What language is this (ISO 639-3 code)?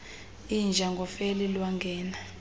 xho